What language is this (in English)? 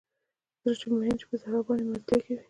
Pashto